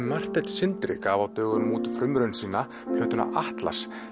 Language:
Icelandic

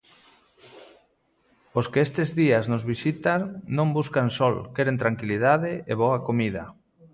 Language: Galician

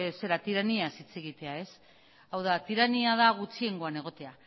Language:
Basque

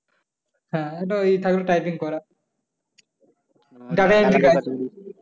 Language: Bangla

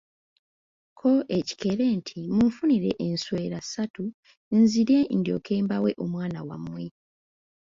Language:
Ganda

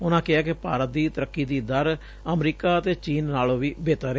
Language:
Punjabi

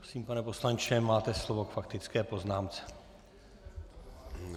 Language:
Czech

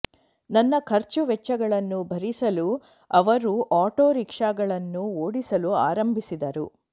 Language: Kannada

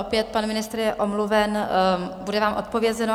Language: Czech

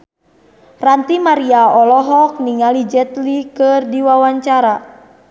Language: Sundanese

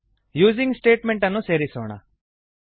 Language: Kannada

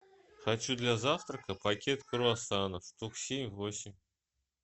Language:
Russian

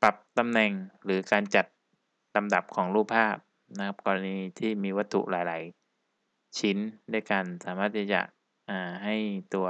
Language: Thai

